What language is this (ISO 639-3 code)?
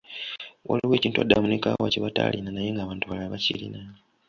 lug